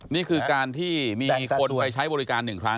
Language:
Thai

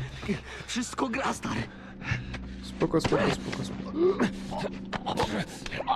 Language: Polish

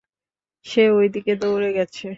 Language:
Bangla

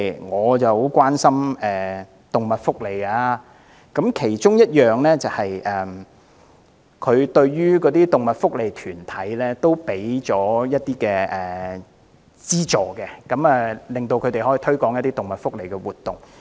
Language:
Cantonese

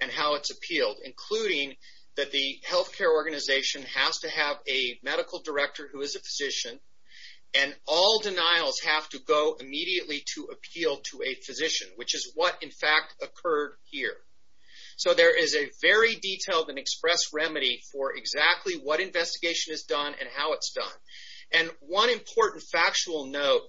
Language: English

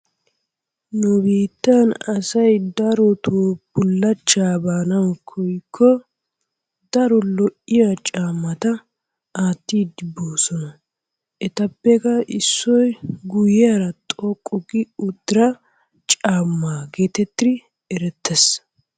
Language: Wolaytta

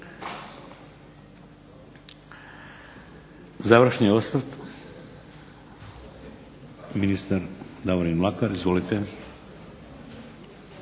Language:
Croatian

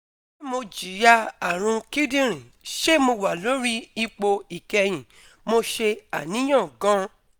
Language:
Yoruba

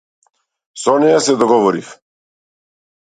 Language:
Macedonian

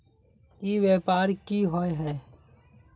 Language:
Magahi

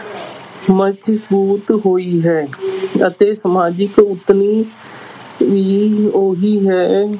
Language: Punjabi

